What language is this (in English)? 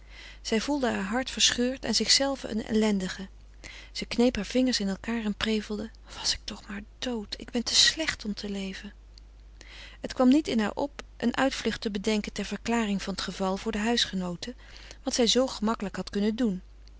Dutch